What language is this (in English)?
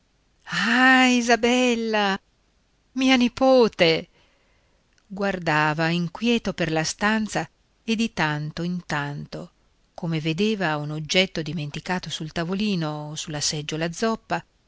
Italian